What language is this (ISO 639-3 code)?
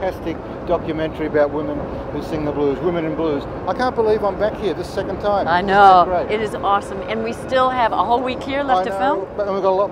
eng